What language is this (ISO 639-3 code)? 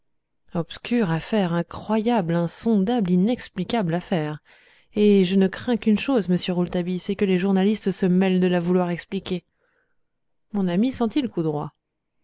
fra